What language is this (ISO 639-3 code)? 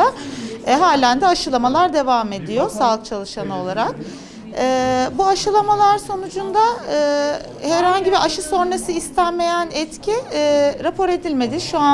tur